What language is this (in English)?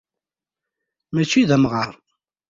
Kabyle